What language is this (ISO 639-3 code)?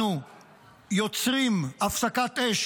heb